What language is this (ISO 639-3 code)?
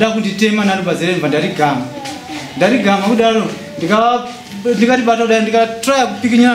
fra